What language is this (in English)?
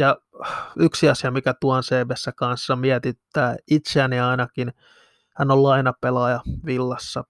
Finnish